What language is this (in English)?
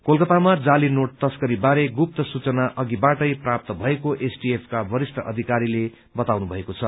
Nepali